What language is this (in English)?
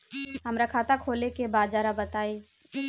Bhojpuri